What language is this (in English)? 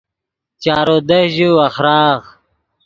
Yidgha